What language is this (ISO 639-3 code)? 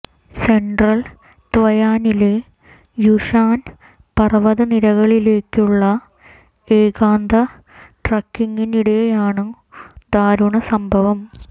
mal